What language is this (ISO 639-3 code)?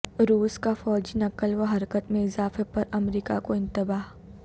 urd